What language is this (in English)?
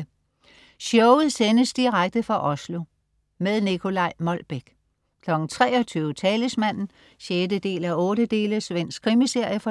Danish